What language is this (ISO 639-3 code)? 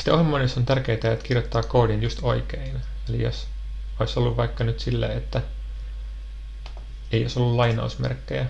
fin